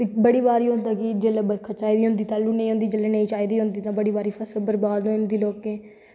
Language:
Dogri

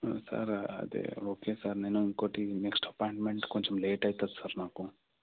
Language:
Telugu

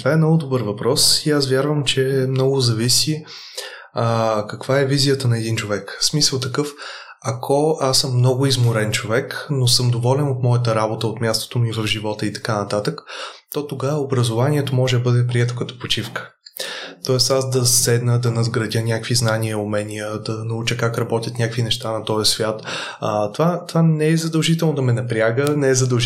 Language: Bulgarian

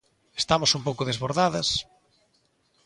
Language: Galician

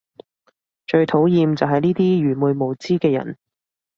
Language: Cantonese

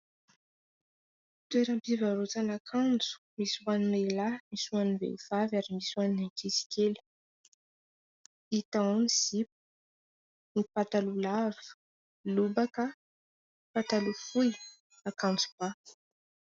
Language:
Malagasy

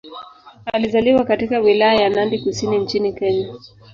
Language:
Swahili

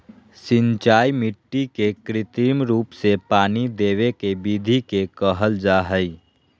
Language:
Magahi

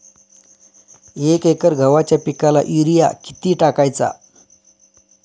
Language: Marathi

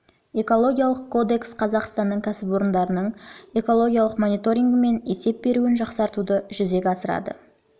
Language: Kazakh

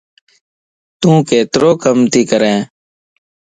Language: Lasi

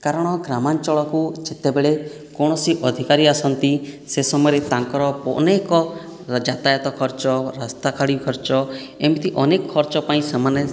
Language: Odia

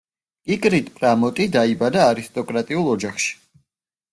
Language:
Georgian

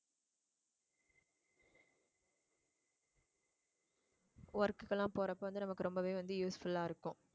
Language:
Tamil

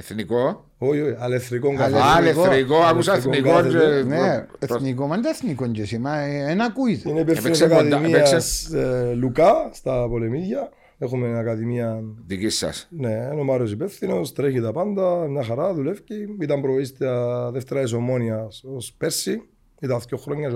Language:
Greek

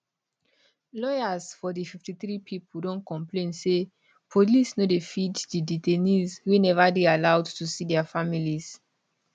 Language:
Nigerian Pidgin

